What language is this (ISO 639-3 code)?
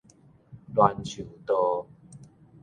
nan